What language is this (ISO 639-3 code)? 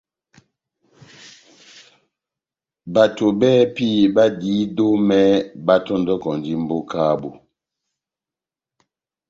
bnm